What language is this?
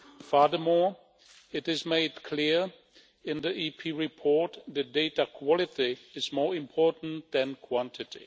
English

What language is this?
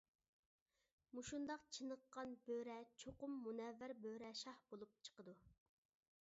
Uyghur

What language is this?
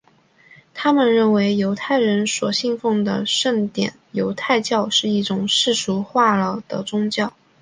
Chinese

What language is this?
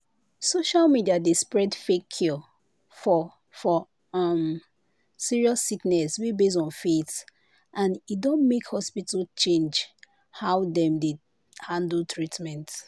Nigerian Pidgin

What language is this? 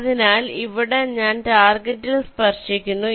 Malayalam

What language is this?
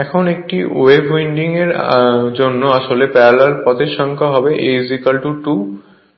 Bangla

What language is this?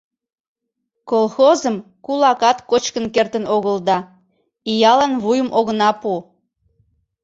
Mari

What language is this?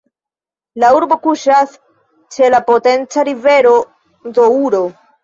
Esperanto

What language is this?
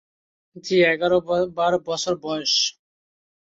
Bangla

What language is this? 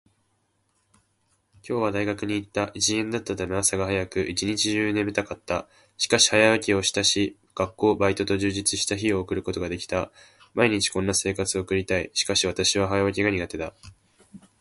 Japanese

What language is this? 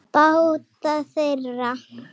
Icelandic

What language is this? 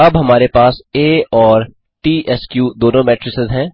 Hindi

